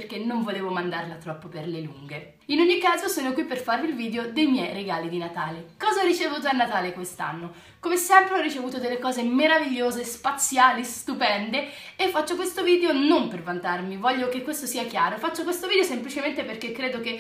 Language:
Italian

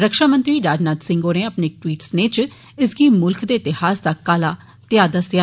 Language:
Dogri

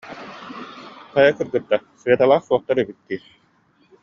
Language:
Yakut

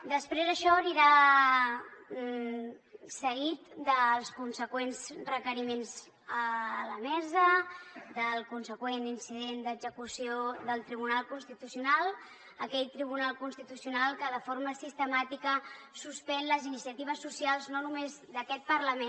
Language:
Catalan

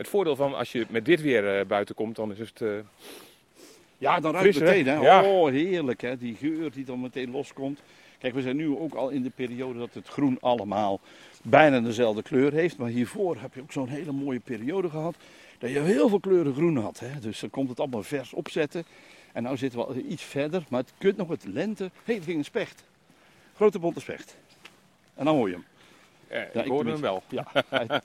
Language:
Dutch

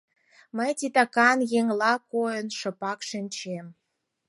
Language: Mari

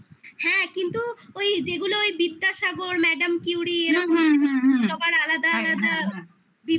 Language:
Bangla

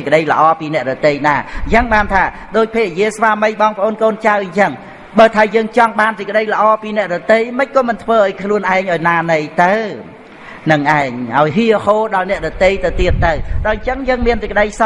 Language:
Vietnamese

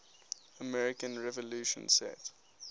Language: English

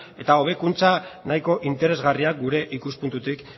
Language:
Basque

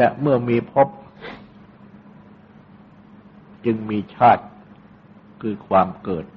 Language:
Thai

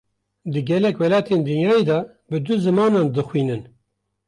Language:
Kurdish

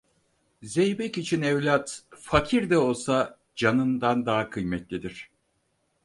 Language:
Turkish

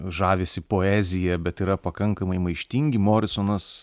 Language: Lithuanian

